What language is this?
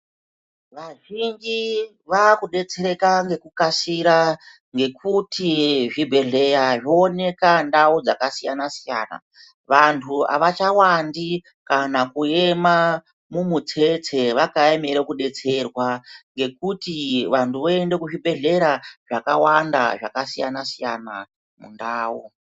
Ndau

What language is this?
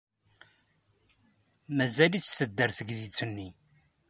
Kabyle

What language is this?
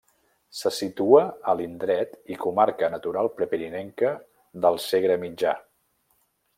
Catalan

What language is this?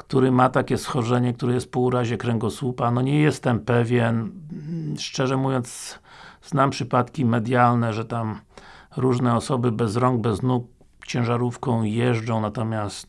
Polish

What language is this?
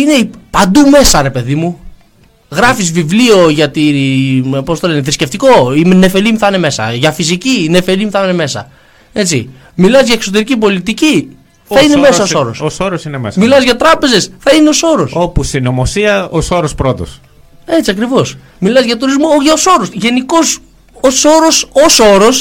Greek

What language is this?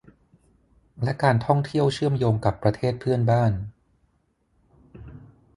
Thai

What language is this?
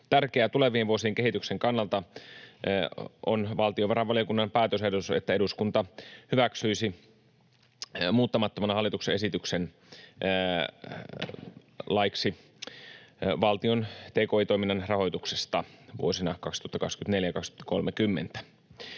Finnish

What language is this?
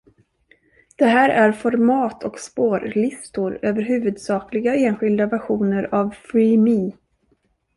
Swedish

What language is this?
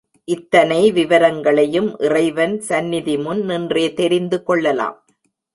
Tamil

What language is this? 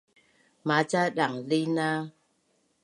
Bunun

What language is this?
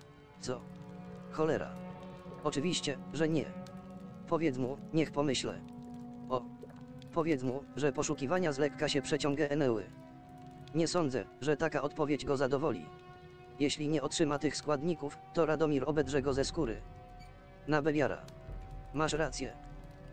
Polish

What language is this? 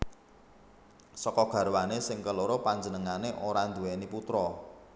Javanese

